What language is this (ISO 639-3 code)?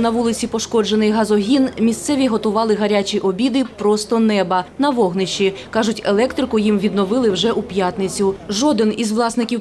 ukr